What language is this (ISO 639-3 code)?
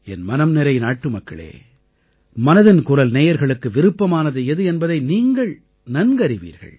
tam